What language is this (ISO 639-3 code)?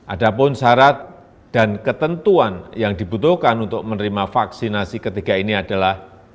ind